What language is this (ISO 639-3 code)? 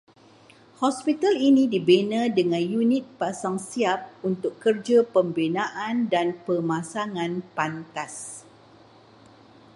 msa